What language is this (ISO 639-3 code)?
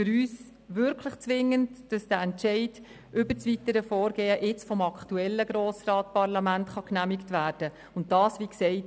gsw